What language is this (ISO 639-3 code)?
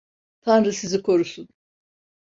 tur